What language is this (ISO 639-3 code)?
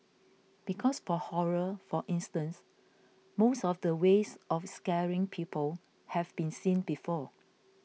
eng